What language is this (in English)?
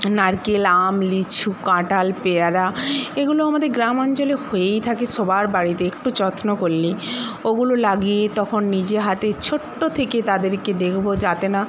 Bangla